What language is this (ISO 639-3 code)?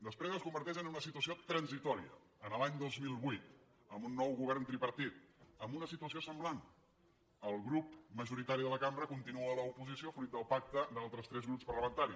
cat